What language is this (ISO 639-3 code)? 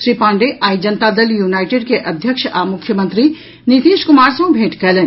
mai